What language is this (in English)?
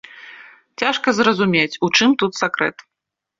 Belarusian